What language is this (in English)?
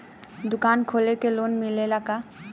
Bhojpuri